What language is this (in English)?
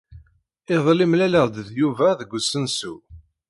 Kabyle